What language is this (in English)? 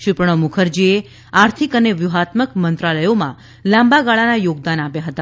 Gujarati